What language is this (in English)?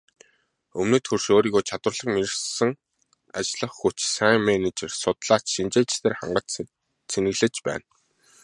Mongolian